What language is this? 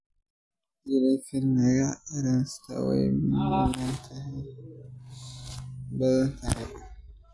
Somali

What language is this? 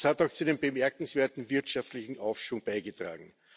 German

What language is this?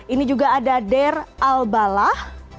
Indonesian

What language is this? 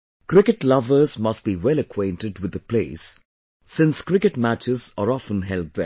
English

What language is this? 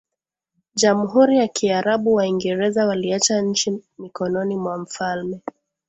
Swahili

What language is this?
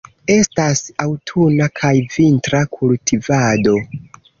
Esperanto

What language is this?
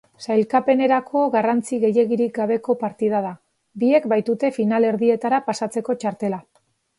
Basque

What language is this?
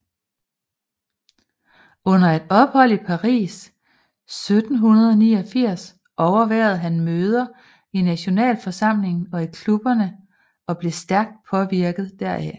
Danish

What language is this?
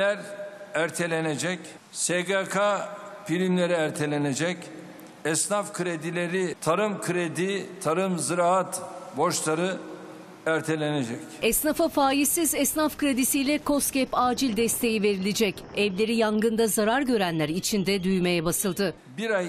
Turkish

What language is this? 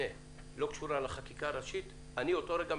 Hebrew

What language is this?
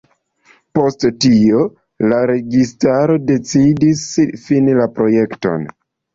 Esperanto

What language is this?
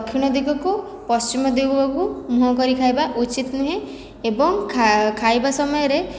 Odia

